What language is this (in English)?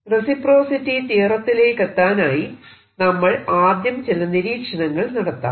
Malayalam